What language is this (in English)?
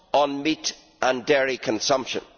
English